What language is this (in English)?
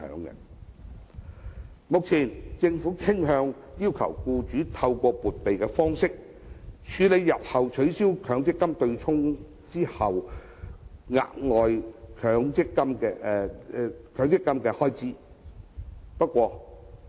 Cantonese